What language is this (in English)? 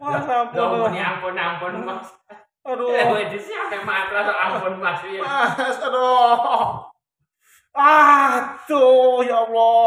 Indonesian